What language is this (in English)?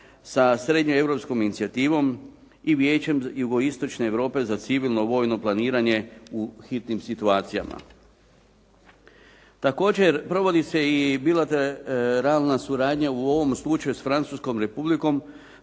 Croatian